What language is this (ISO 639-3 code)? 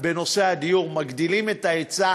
heb